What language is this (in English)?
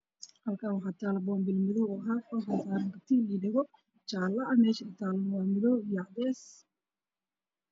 Somali